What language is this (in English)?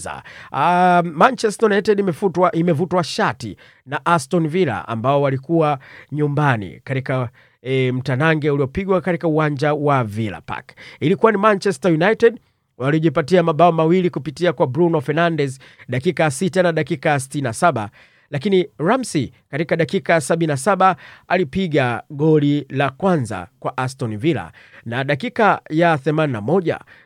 Swahili